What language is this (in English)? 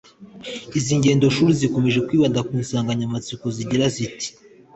Kinyarwanda